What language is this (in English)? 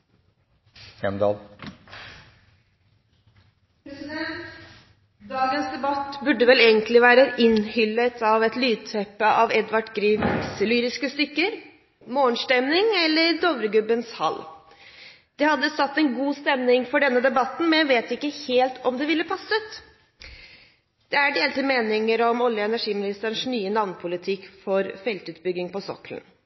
Norwegian